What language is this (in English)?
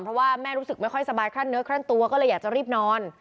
Thai